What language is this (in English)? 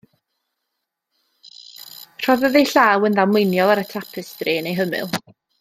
Welsh